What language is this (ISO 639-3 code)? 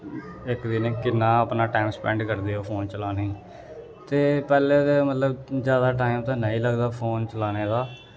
doi